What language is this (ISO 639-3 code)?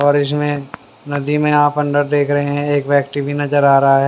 hin